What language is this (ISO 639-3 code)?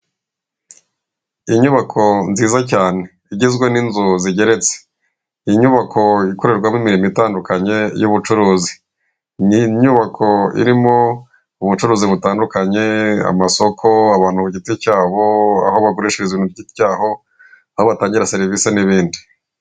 kin